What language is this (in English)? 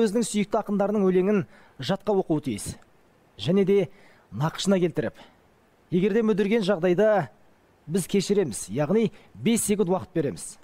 Turkish